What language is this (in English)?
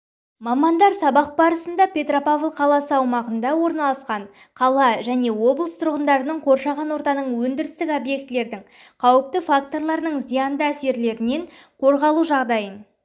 Kazakh